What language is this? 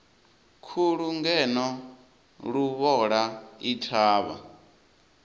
Venda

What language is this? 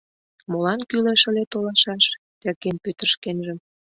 Mari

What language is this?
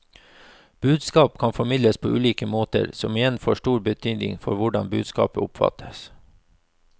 Norwegian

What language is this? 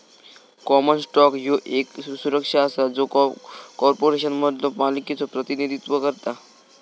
Marathi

